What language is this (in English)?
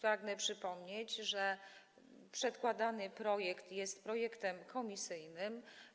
Polish